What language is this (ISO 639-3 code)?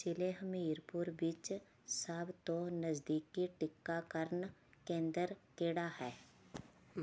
pan